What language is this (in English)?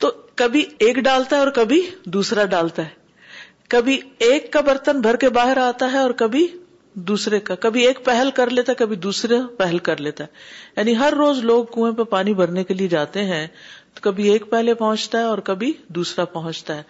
Urdu